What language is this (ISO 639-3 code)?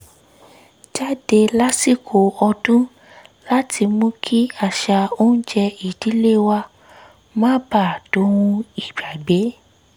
yor